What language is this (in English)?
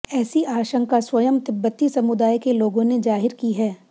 Hindi